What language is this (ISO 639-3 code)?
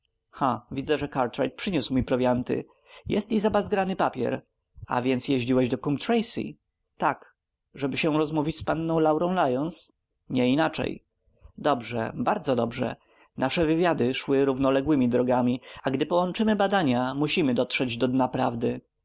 pol